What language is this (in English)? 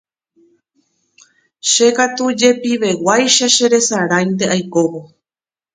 Guarani